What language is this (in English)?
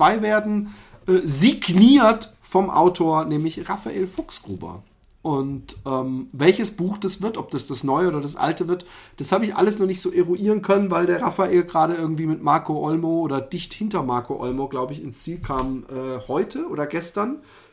German